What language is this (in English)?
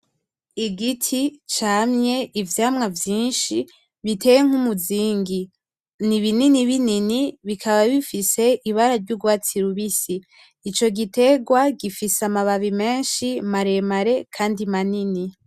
Rundi